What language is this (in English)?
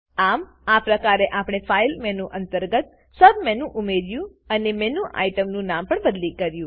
Gujarati